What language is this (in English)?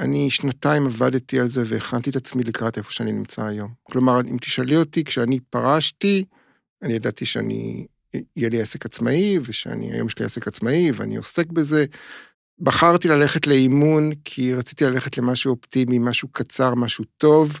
Hebrew